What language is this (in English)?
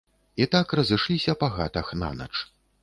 Belarusian